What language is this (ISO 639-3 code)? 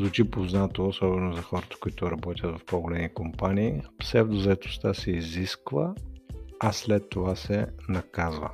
bul